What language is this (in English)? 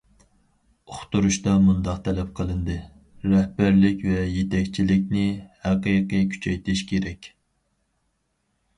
Uyghur